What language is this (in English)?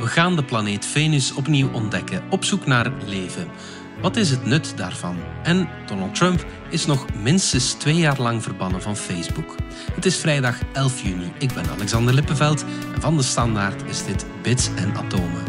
Dutch